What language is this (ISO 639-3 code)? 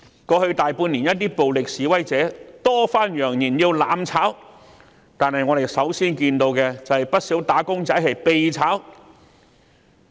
yue